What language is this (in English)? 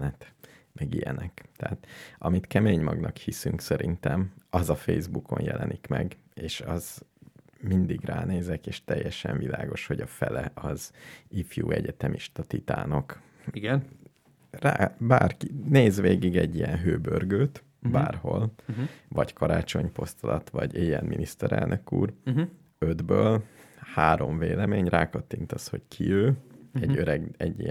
Hungarian